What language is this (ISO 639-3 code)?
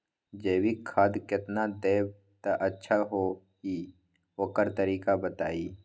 mag